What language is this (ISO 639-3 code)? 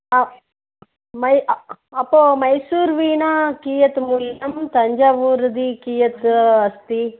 san